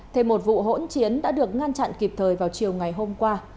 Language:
Vietnamese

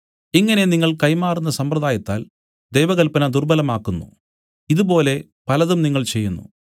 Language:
Malayalam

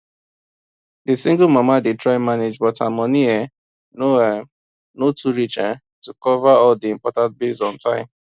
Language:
Nigerian Pidgin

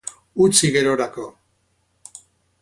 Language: Basque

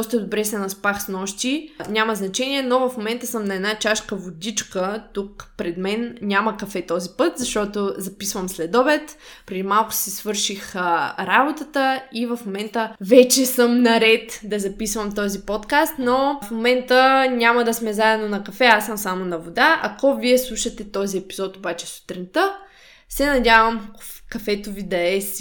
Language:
Bulgarian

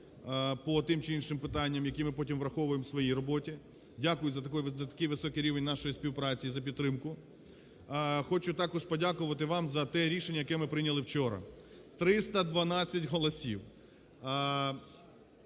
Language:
Ukrainian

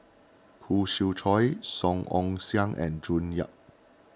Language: English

